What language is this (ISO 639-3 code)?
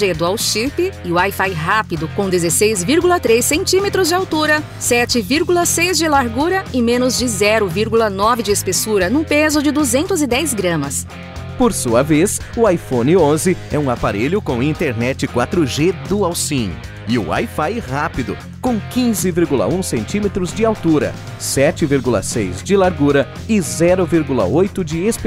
por